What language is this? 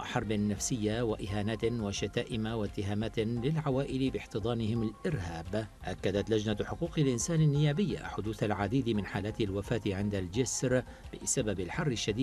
Arabic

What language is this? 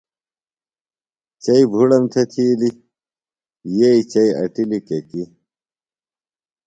Phalura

